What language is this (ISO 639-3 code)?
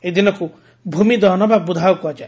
ori